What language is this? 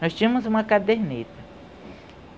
Portuguese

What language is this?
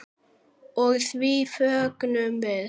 Icelandic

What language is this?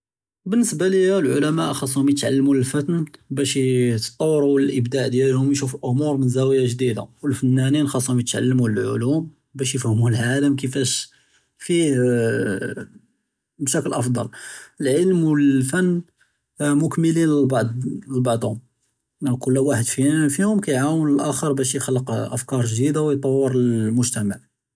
Judeo-Arabic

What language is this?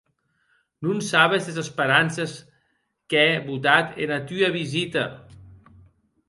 Occitan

